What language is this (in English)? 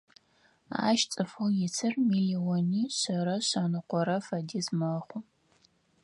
Adyghe